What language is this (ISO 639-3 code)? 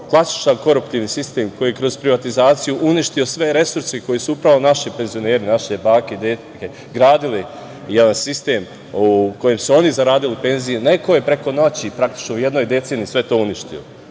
srp